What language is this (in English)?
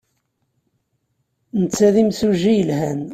Kabyle